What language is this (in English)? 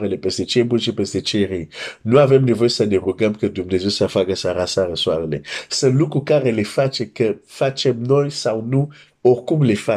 Romanian